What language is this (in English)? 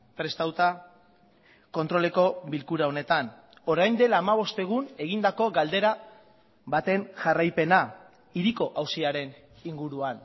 Basque